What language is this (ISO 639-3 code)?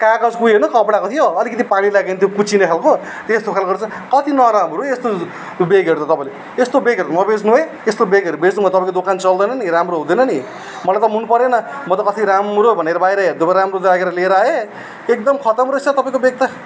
nep